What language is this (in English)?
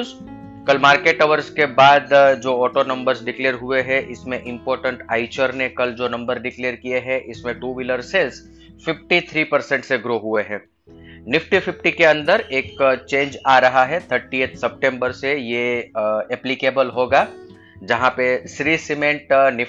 Hindi